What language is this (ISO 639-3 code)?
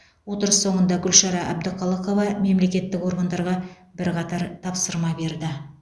kaz